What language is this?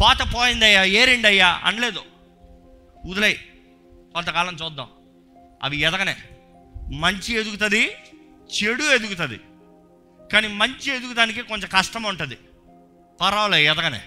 Telugu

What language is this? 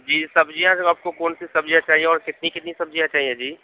Urdu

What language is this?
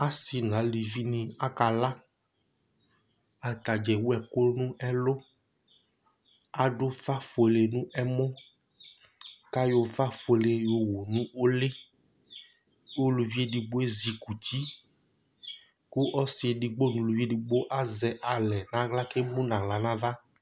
Ikposo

